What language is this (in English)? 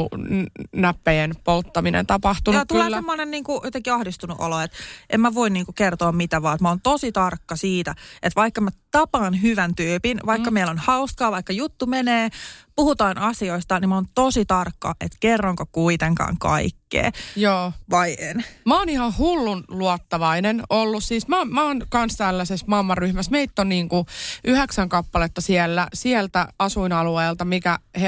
Finnish